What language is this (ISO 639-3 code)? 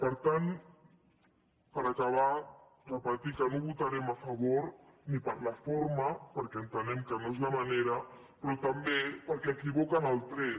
cat